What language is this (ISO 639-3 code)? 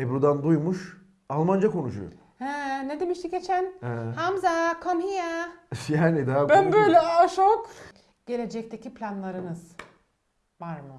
tur